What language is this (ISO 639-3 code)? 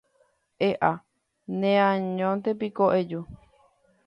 grn